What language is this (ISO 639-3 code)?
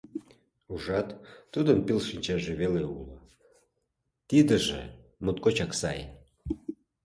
chm